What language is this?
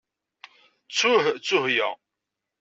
Kabyle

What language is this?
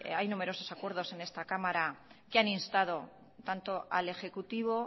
Spanish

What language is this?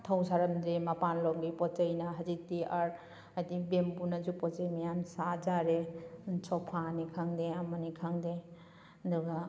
Manipuri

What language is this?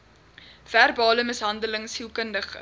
Afrikaans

